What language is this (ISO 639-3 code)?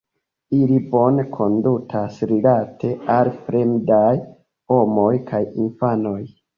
epo